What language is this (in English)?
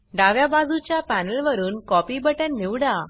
Marathi